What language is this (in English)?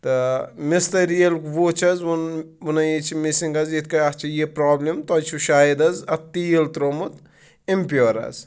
Kashmiri